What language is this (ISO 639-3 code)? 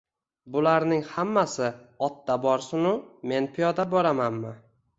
uzb